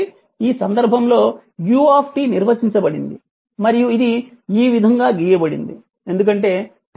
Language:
Telugu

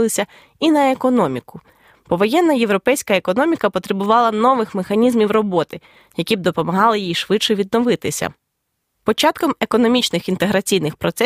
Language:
Ukrainian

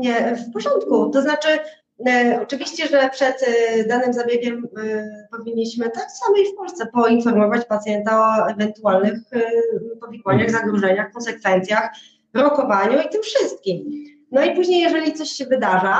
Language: Polish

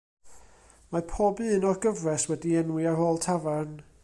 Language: Welsh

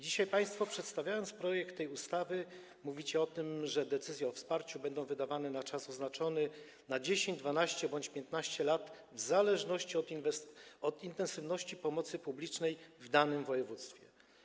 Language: Polish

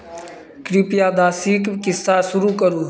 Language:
Maithili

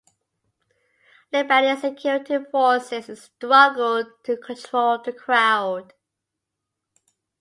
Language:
English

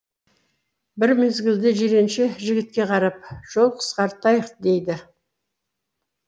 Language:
Kazakh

